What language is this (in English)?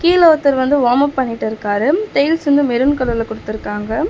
Tamil